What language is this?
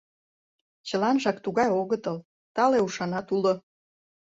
Mari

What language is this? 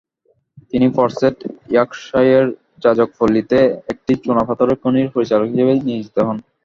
Bangla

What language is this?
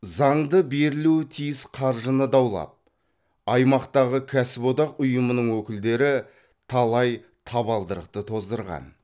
Kazakh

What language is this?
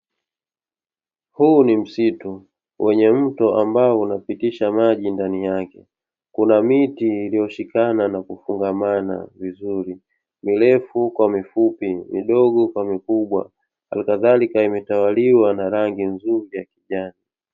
Swahili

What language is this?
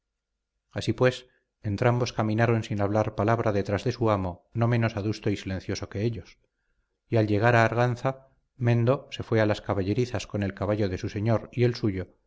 Spanish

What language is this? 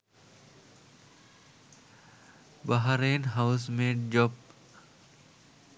Sinhala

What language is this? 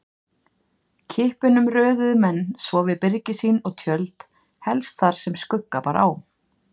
Icelandic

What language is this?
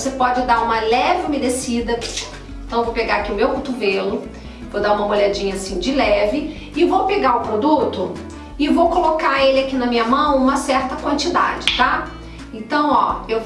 Portuguese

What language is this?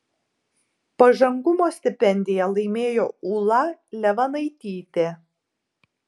Lithuanian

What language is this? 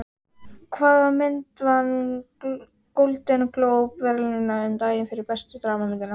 Icelandic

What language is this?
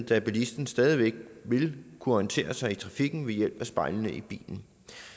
Danish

